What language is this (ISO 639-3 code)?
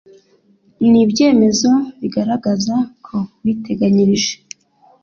kin